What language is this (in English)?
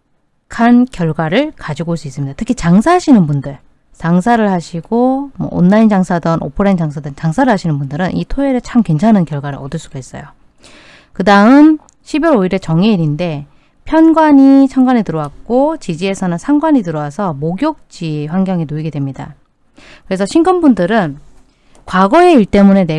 Korean